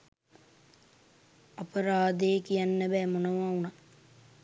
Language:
Sinhala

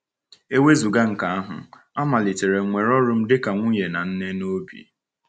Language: Igbo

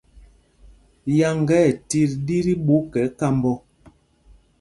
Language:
Mpumpong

